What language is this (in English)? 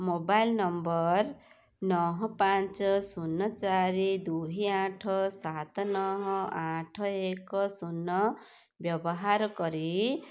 Odia